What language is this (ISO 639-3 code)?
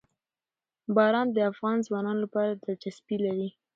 pus